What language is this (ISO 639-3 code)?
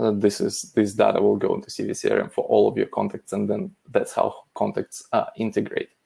eng